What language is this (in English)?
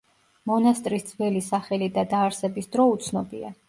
Georgian